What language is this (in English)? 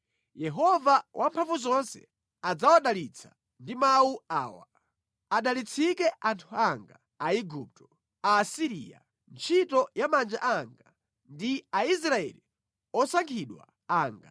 Nyanja